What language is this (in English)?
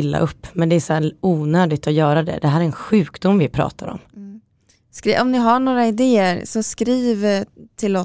Swedish